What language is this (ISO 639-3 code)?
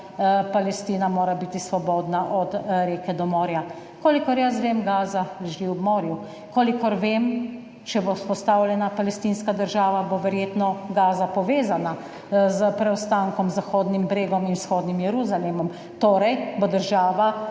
slv